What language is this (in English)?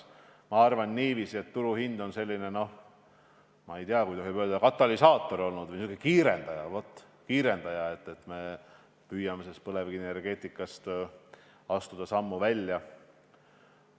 Estonian